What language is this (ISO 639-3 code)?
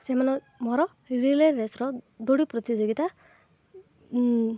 ori